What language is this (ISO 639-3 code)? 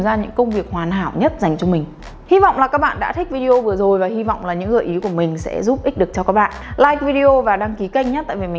vie